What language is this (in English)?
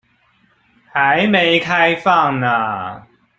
Chinese